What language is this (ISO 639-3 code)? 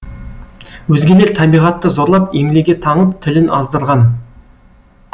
kaz